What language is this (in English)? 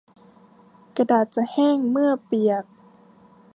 Thai